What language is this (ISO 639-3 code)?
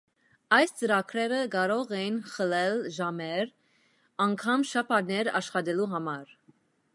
hye